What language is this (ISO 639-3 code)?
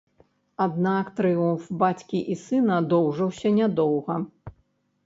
bel